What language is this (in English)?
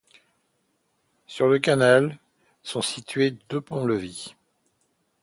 French